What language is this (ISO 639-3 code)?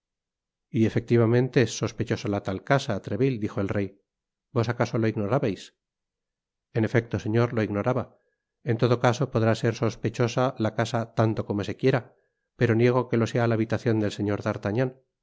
spa